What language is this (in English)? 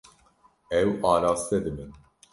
Kurdish